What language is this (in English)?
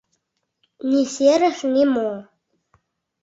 Mari